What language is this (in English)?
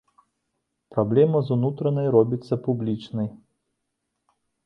Belarusian